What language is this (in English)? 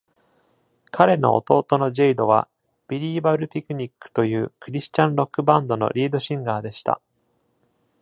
Japanese